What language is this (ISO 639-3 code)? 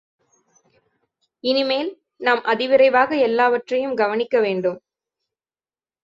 tam